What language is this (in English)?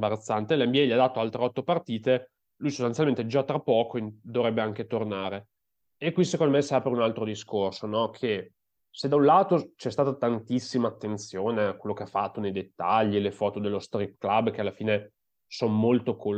Italian